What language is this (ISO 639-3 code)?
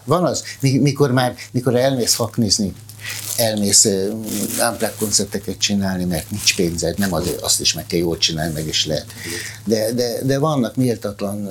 hun